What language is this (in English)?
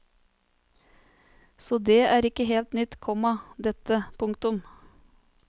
Norwegian